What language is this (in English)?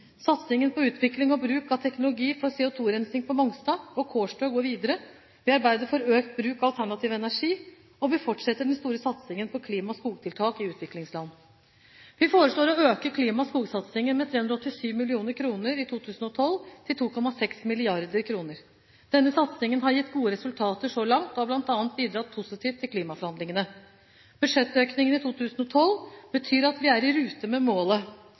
Norwegian Bokmål